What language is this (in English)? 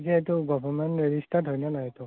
Assamese